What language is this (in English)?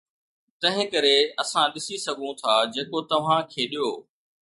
Sindhi